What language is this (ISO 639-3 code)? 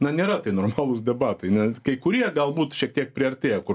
lit